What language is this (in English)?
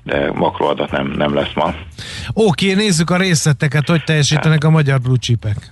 Hungarian